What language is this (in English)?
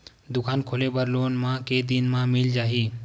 Chhattisgarhi